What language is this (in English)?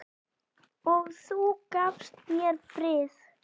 Icelandic